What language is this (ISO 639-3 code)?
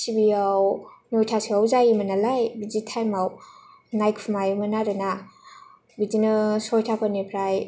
brx